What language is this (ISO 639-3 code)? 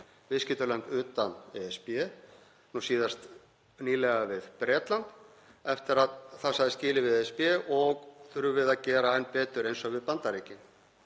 isl